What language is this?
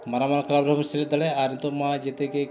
Santali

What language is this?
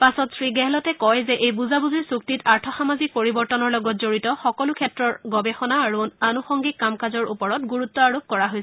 Assamese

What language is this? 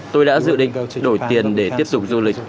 Vietnamese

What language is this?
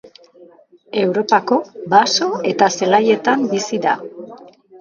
Basque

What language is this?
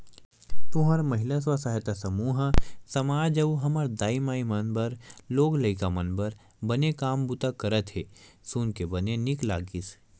Chhattisgarhi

